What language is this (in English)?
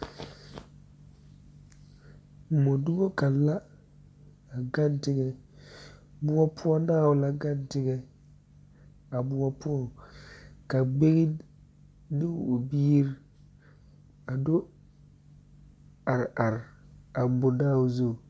Southern Dagaare